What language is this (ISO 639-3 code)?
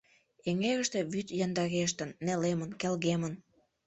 chm